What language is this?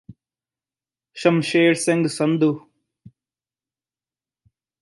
Punjabi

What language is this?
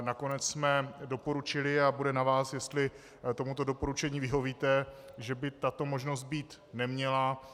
Czech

